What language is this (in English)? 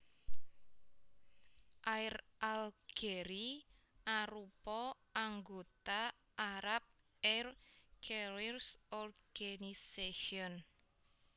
Javanese